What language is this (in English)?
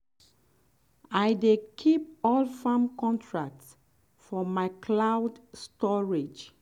Nigerian Pidgin